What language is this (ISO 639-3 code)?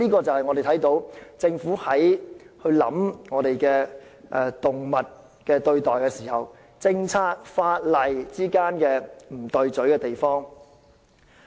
yue